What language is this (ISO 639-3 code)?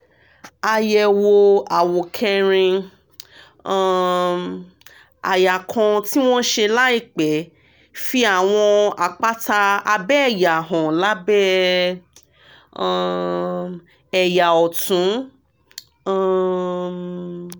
yor